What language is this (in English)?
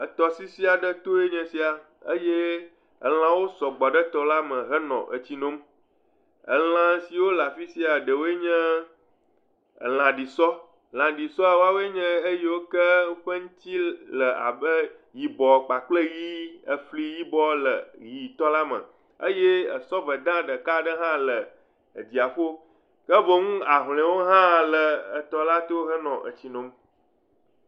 Ewe